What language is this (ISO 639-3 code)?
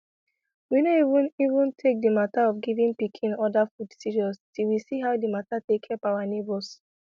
pcm